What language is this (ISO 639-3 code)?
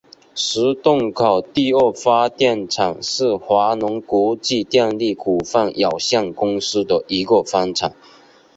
zho